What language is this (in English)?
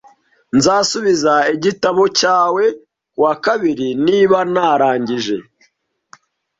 Kinyarwanda